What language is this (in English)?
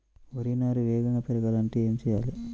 Telugu